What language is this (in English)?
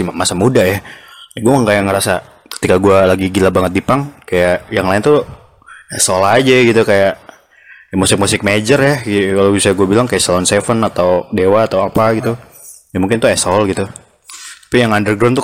Indonesian